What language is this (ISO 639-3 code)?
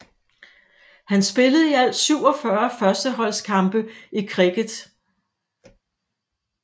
dan